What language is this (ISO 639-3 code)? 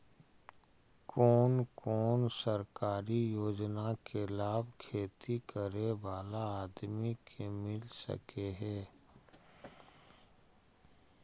mag